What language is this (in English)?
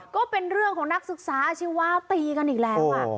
Thai